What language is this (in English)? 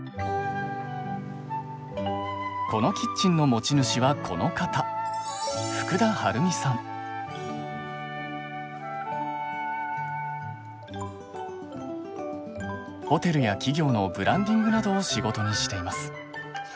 Japanese